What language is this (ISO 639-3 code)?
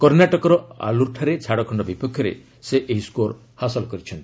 ori